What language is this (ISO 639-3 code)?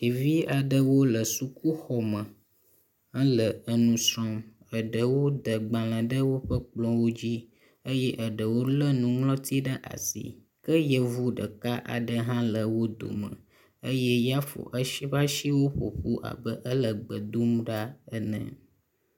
ewe